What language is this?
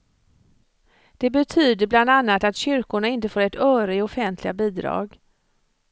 Swedish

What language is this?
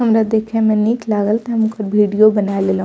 Maithili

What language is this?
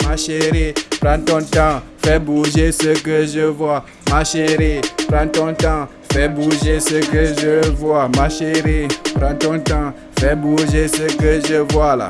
French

